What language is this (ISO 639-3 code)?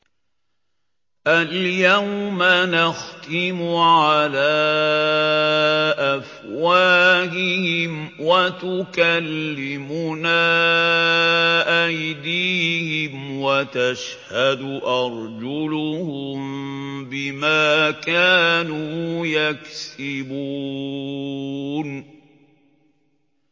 ara